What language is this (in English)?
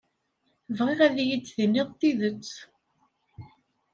Kabyle